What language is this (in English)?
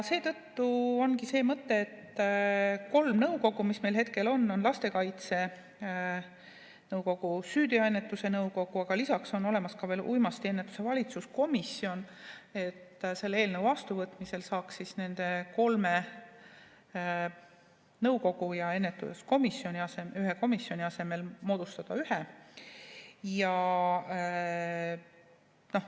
Estonian